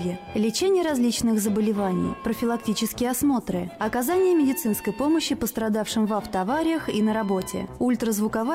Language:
Russian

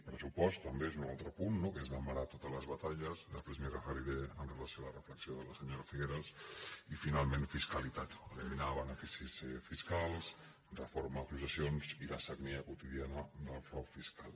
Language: Catalan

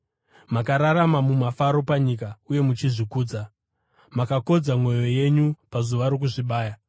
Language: Shona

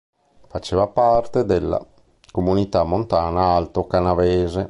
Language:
Italian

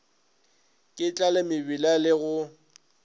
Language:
Northern Sotho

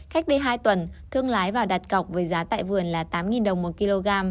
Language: Vietnamese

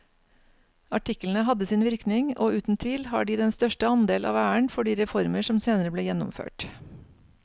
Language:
Norwegian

